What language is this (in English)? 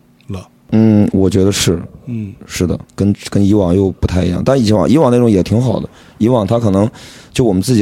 Chinese